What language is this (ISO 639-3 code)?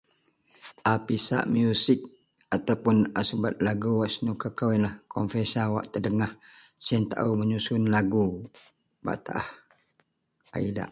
mel